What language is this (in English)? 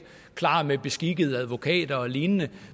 Danish